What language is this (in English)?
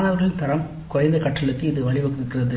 Tamil